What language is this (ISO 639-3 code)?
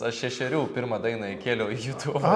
lit